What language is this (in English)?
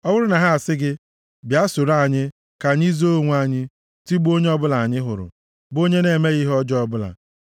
Igbo